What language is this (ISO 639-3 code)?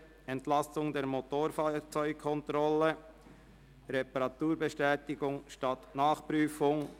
gsw